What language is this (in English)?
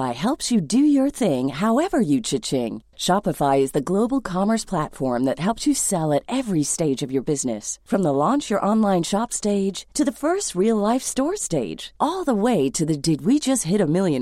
Filipino